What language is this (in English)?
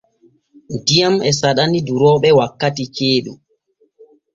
Borgu Fulfulde